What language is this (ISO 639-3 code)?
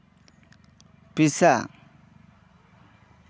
sat